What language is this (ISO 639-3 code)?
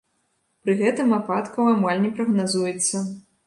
bel